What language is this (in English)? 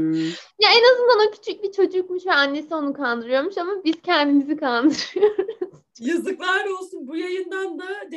Turkish